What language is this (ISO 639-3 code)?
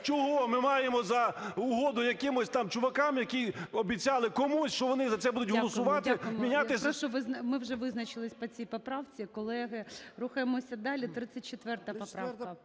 ukr